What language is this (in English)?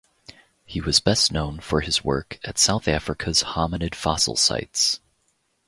English